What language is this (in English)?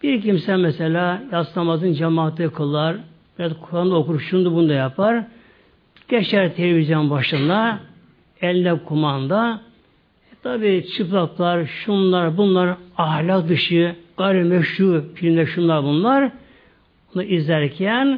Turkish